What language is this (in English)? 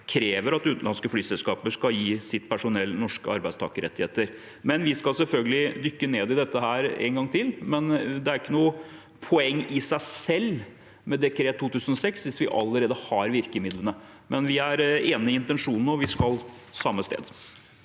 Norwegian